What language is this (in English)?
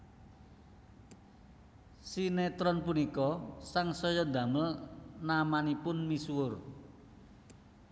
Javanese